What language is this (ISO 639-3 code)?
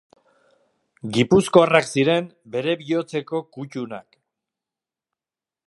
eus